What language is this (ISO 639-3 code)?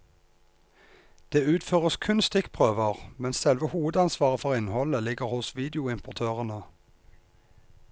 nor